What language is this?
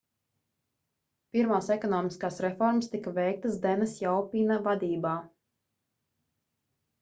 Latvian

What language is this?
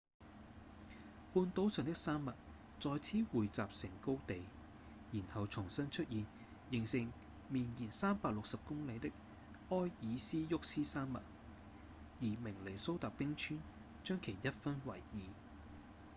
Cantonese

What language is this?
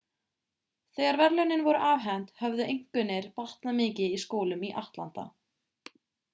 Icelandic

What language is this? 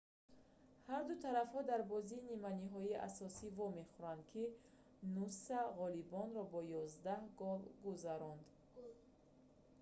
Tajik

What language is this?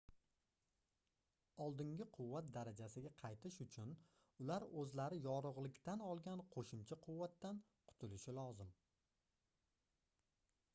Uzbek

